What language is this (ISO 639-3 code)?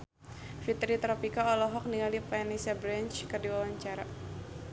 sun